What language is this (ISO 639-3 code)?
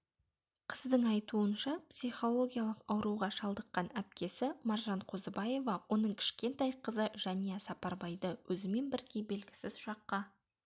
kaz